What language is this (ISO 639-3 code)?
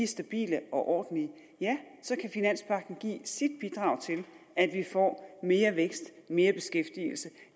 dan